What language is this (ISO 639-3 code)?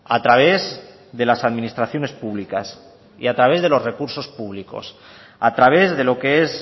spa